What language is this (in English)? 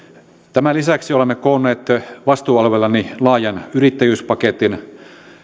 Finnish